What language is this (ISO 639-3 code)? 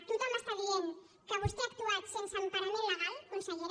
cat